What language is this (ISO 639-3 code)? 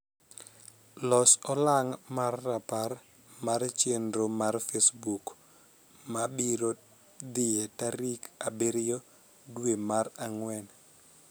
luo